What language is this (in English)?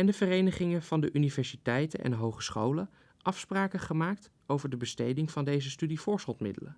Dutch